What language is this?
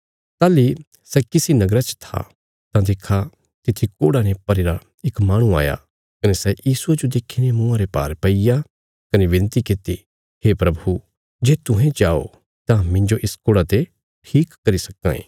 Bilaspuri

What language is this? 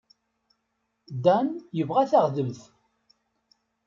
Kabyle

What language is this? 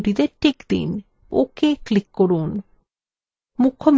Bangla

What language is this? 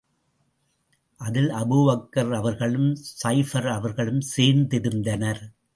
Tamil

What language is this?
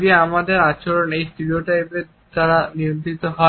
Bangla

